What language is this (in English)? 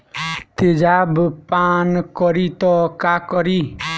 Bhojpuri